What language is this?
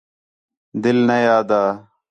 Khetrani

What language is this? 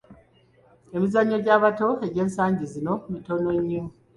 Ganda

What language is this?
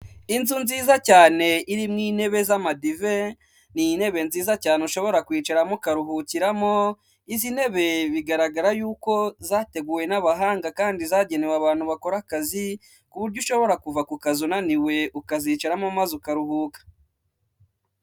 Kinyarwanda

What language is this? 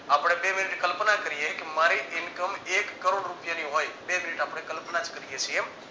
Gujarati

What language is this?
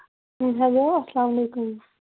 Kashmiri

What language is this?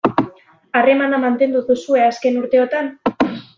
Basque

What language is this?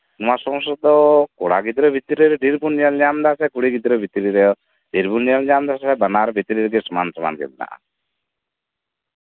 Santali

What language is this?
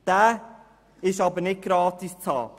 Swiss German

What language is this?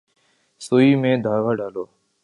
Urdu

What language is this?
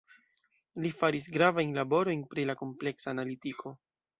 Esperanto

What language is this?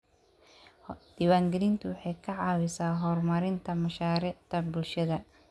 Somali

